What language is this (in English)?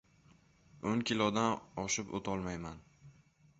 Uzbek